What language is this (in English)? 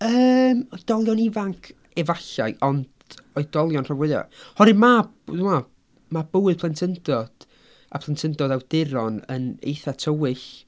Welsh